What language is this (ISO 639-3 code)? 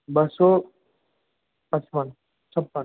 snd